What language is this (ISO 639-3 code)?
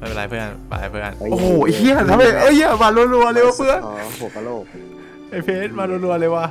tha